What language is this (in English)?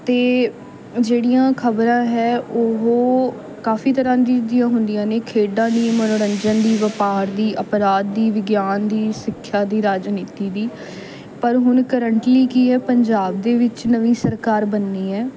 Punjabi